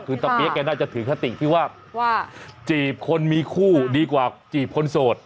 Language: Thai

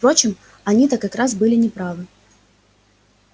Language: Russian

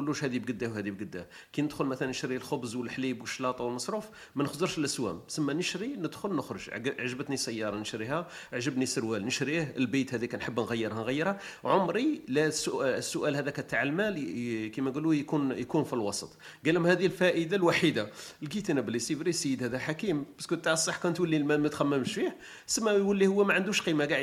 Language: Arabic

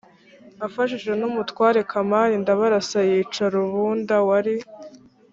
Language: Kinyarwanda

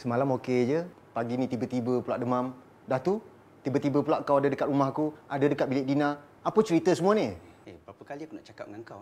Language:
Malay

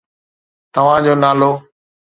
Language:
Sindhi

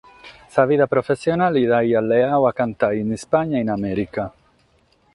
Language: Sardinian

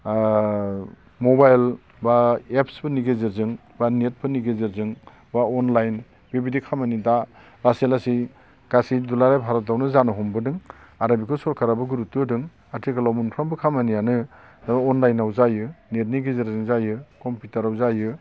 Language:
Bodo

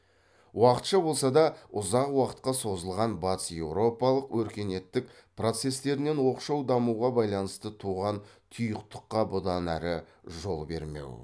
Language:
Kazakh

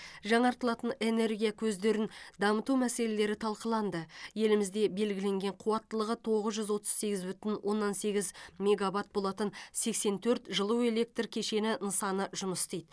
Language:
Kazakh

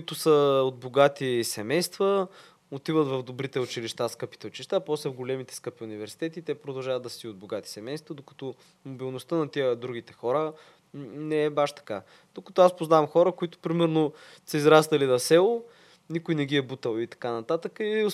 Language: Bulgarian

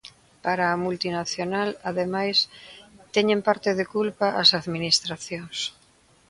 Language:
Galician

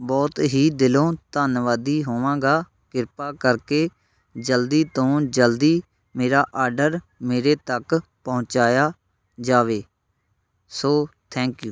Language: Punjabi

